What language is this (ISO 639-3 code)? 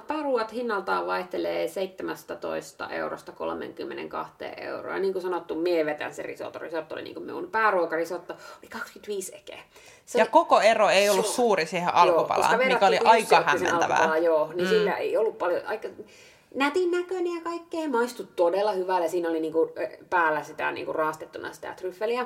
fin